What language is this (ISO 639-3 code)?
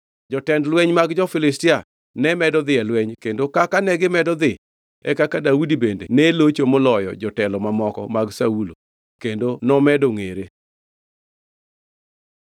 luo